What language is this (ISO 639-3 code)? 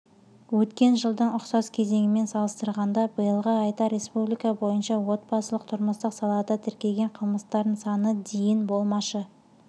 kaz